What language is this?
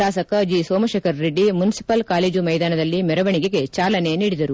Kannada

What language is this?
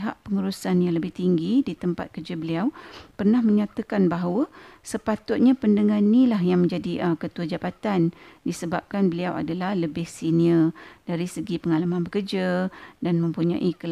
Malay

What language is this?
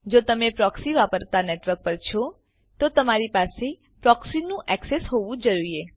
Gujarati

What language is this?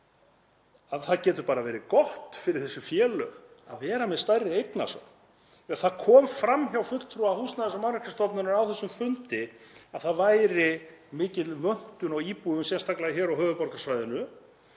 Icelandic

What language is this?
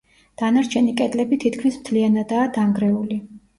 Georgian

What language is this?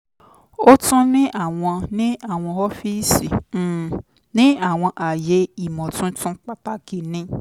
Yoruba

